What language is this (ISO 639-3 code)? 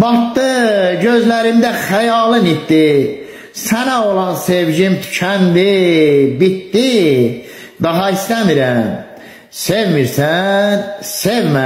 tur